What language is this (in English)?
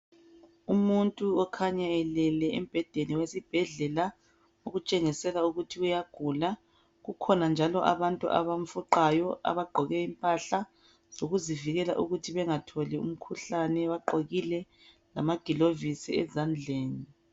North Ndebele